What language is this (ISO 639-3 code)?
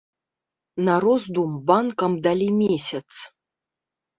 bel